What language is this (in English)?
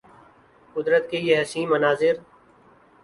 Urdu